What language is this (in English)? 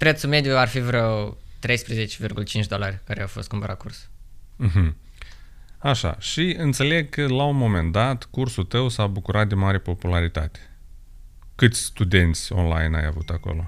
Romanian